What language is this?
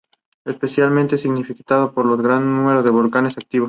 Spanish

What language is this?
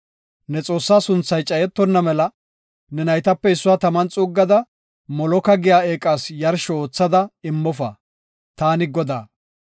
Gofa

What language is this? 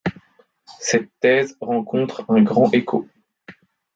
French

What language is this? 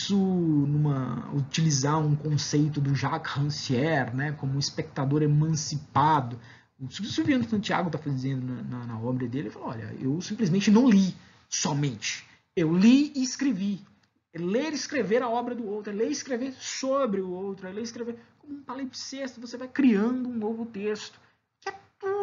Portuguese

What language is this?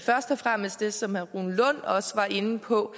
Danish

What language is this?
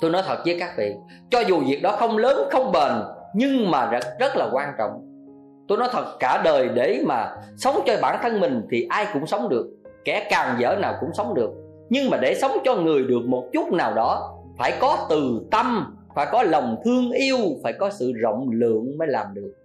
Vietnamese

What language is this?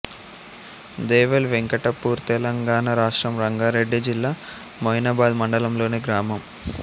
Telugu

